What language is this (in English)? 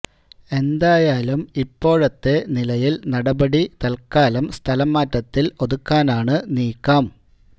Malayalam